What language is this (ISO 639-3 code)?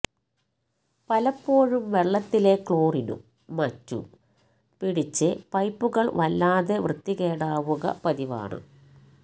mal